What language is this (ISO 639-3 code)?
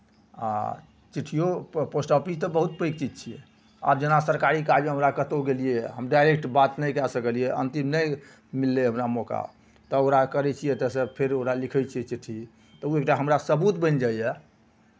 mai